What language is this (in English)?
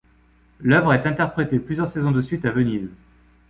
French